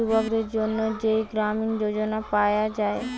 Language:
Bangla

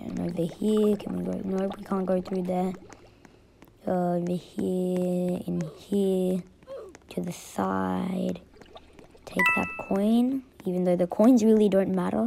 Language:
English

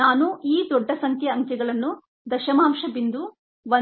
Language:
Kannada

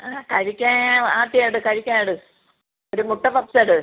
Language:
Malayalam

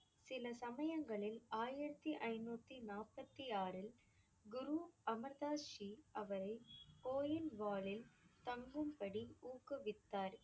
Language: Tamil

